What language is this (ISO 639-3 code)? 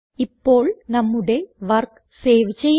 mal